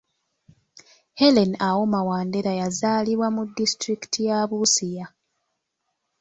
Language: Ganda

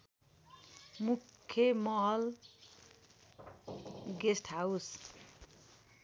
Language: Nepali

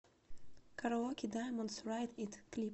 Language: Russian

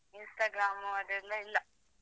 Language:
Kannada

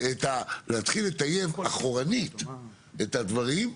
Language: Hebrew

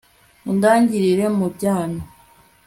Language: Kinyarwanda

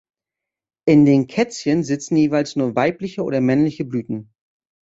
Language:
German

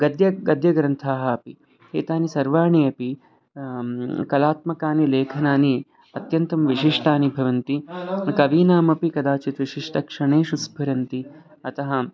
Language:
Sanskrit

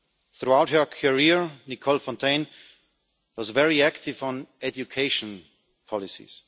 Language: English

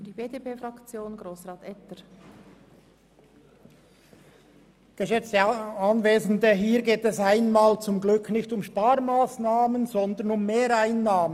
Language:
Swiss German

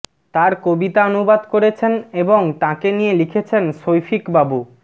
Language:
Bangla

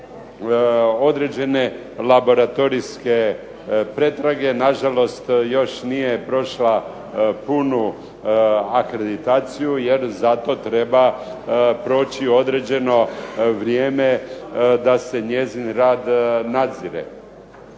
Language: Croatian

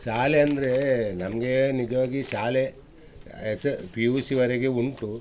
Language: Kannada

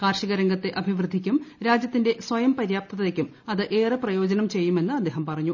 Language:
Malayalam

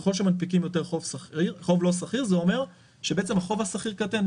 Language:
Hebrew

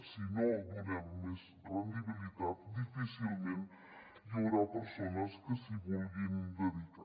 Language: Catalan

